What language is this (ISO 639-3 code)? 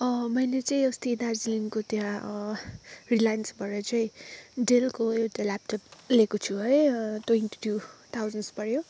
nep